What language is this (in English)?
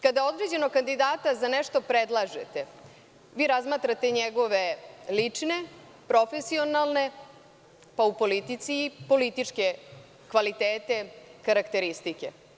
Serbian